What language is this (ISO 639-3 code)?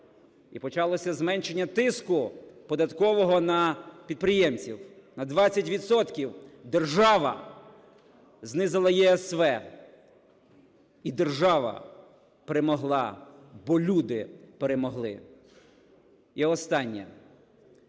ukr